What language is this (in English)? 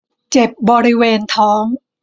Thai